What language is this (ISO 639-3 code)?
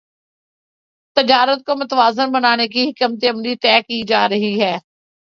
urd